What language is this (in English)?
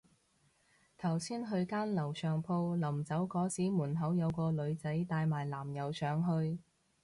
Cantonese